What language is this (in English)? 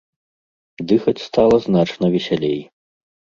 Belarusian